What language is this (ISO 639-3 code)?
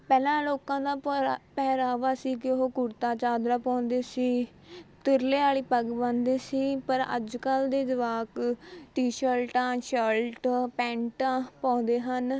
pan